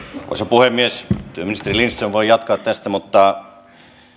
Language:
Finnish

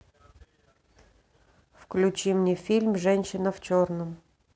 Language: Russian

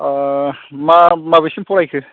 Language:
Bodo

